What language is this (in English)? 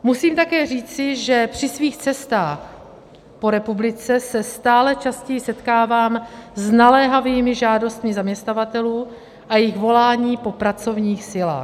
Czech